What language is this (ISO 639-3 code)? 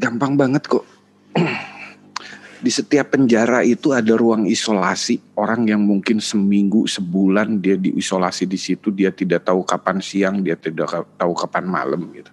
ind